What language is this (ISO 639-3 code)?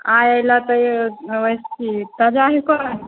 mai